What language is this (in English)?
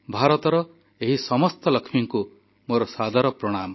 Odia